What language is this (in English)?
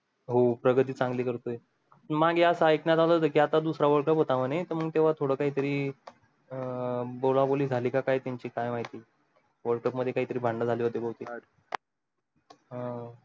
Marathi